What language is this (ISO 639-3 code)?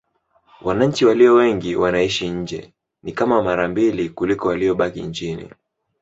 swa